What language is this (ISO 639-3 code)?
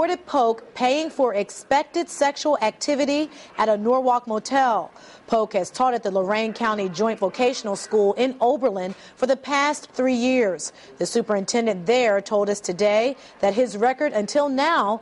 eng